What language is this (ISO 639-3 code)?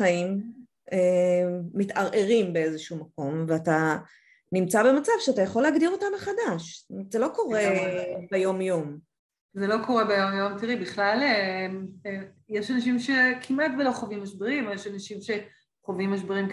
heb